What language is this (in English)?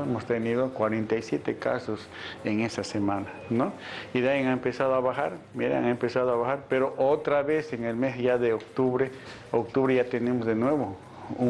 Spanish